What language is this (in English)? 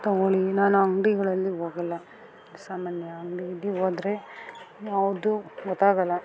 Kannada